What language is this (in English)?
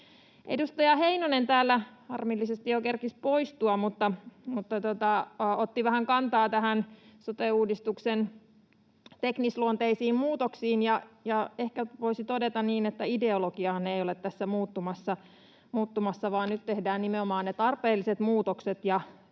Finnish